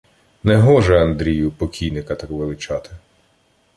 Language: Ukrainian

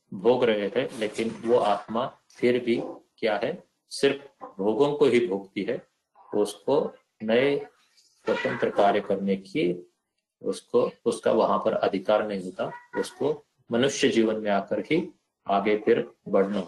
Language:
Hindi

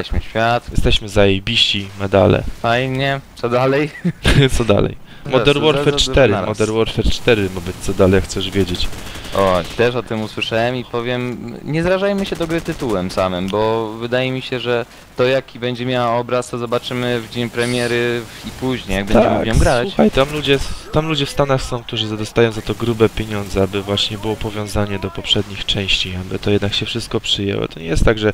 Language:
Polish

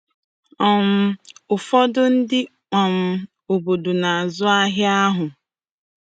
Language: Igbo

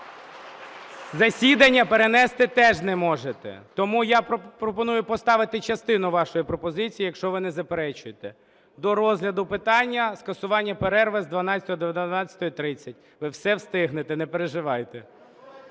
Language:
Ukrainian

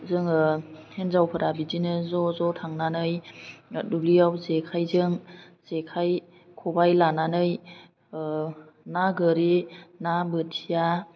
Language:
Bodo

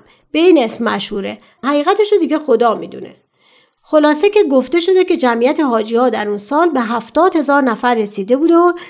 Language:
Persian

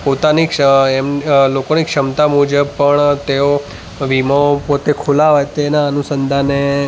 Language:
Gujarati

